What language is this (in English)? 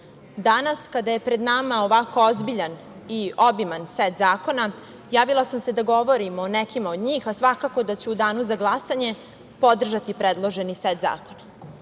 Serbian